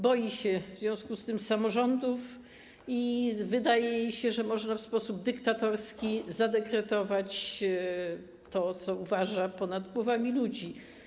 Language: Polish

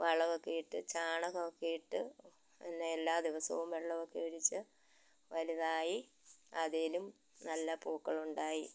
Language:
Malayalam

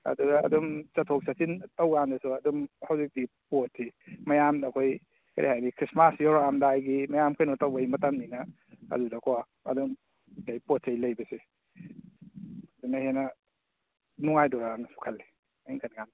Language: Manipuri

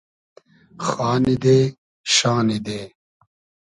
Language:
Hazaragi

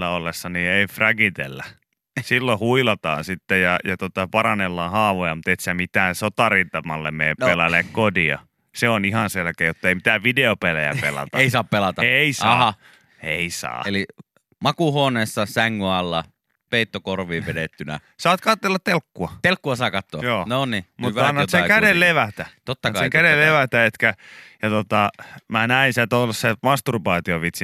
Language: Finnish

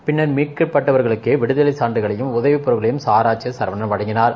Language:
Tamil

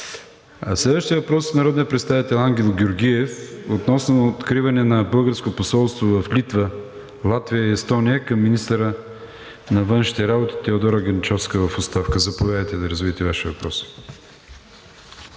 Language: Bulgarian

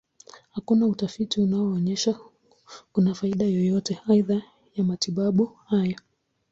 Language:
Swahili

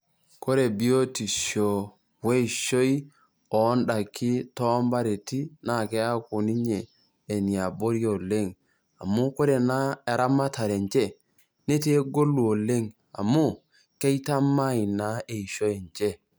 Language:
Masai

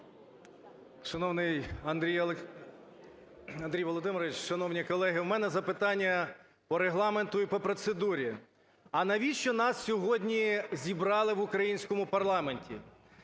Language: Ukrainian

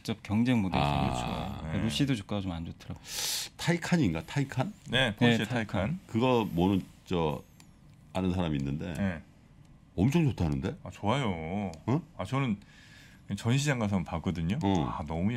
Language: Korean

